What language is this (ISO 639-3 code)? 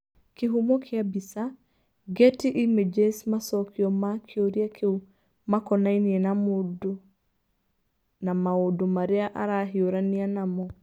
kik